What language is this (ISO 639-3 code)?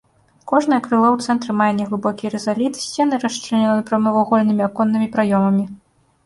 bel